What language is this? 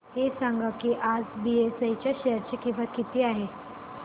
Marathi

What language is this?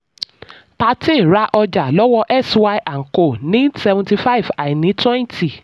Yoruba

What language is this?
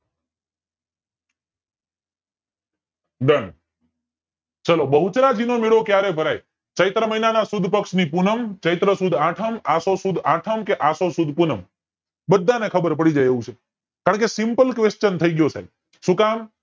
Gujarati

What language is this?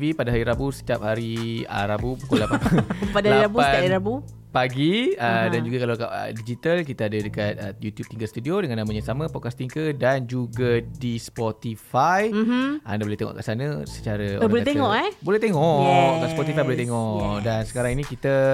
Malay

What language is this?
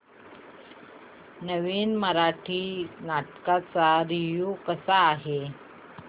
Marathi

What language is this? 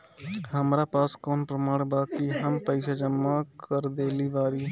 Bhojpuri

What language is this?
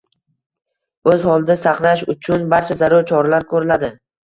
Uzbek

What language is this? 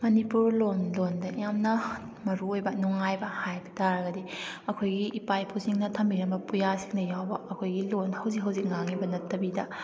Manipuri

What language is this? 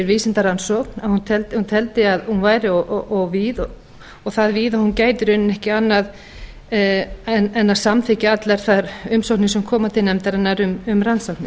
Icelandic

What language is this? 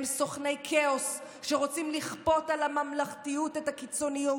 Hebrew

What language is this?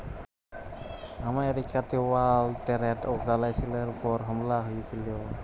Bangla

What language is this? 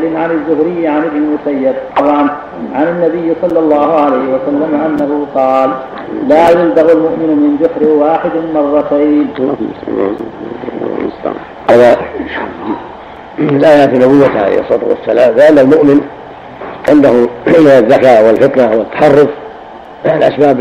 Arabic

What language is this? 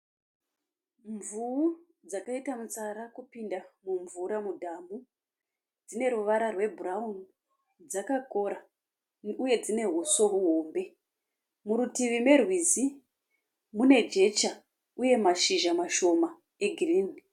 Shona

